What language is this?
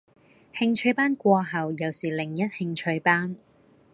Cantonese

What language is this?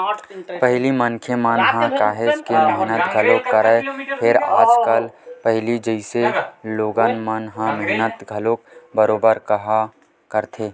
Chhattisgarhi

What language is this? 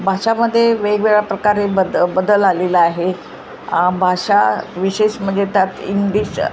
Marathi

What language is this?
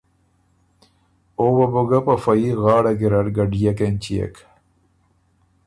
Ormuri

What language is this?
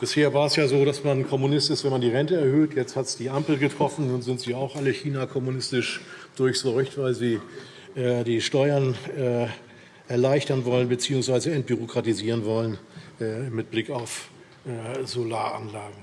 German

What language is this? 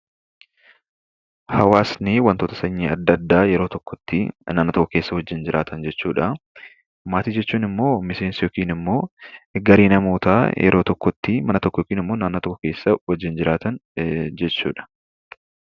Oromo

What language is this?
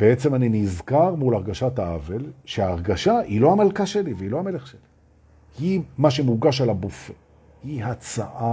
Hebrew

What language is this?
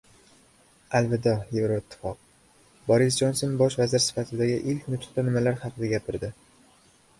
Uzbek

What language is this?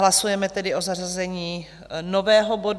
Czech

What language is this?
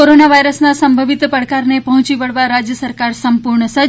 Gujarati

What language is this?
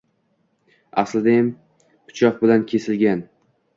Uzbek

